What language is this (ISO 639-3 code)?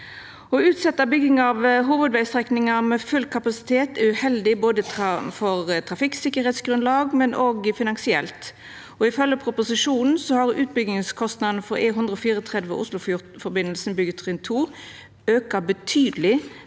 nor